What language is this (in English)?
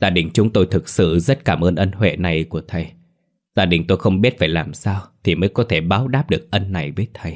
Vietnamese